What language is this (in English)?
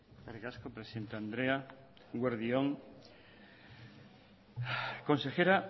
Basque